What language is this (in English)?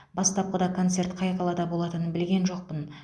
Kazakh